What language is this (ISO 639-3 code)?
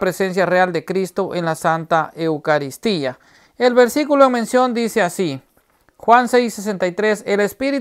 spa